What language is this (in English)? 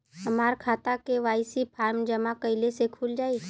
Bhojpuri